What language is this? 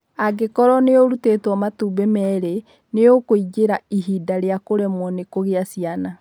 Kikuyu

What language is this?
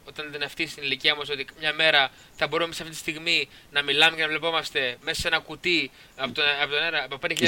Greek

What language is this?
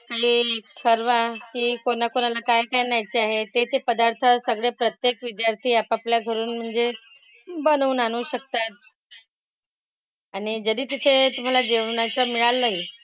Marathi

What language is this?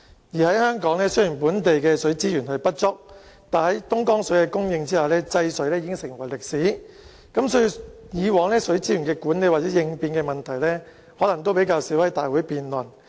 Cantonese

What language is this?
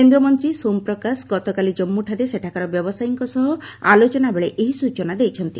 Odia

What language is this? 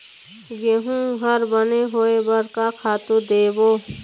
Chhattisgarhi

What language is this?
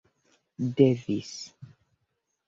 Esperanto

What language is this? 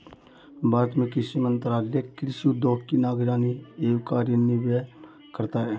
Hindi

